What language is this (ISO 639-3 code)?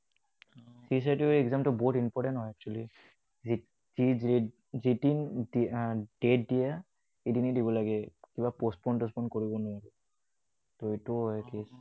asm